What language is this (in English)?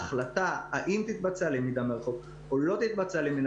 Hebrew